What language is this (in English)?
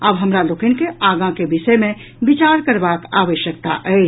Maithili